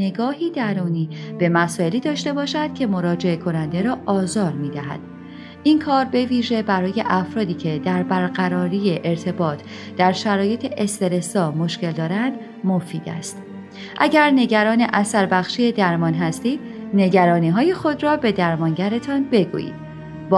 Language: Persian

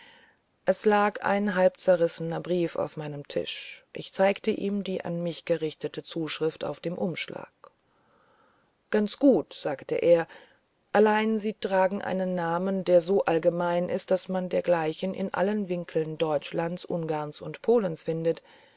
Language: German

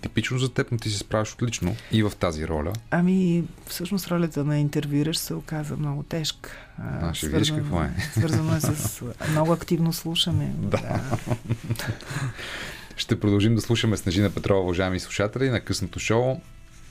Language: Bulgarian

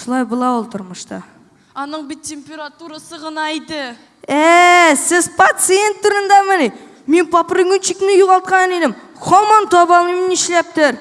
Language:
Russian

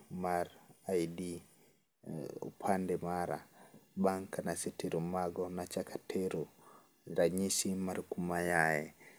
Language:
Luo (Kenya and Tanzania)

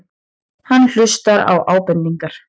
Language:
Icelandic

